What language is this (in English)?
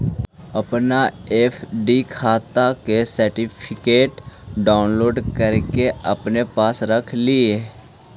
Magahi